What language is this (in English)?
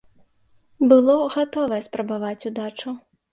Belarusian